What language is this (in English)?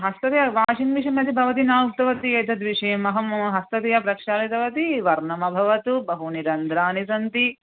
Sanskrit